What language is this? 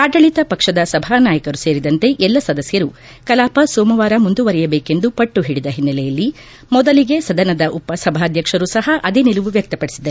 Kannada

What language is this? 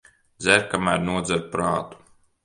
Latvian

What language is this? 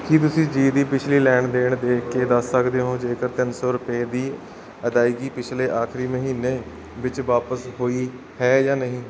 Punjabi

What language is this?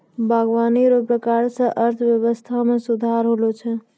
Maithili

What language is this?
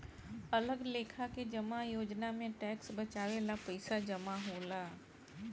Bhojpuri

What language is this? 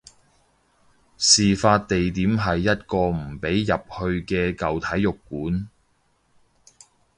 Cantonese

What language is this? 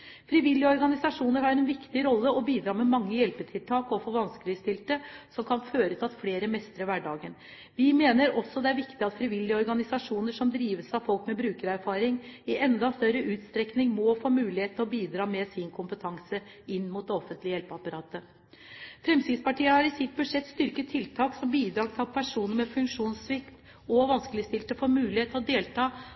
Norwegian Bokmål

